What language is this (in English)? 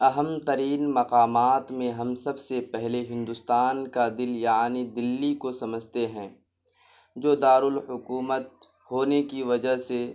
Urdu